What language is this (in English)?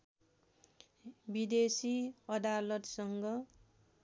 Nepali